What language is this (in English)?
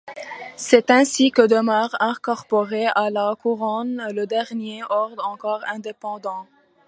French